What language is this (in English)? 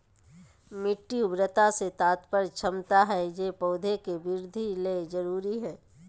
Magahi